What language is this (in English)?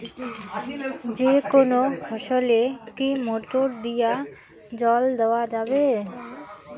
Bangla